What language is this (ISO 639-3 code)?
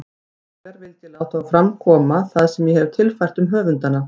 isl